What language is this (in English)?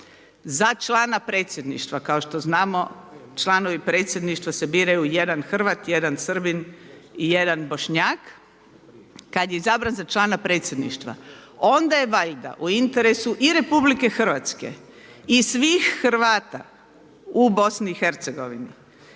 Croatian